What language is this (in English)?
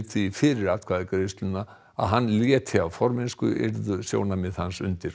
Icelandic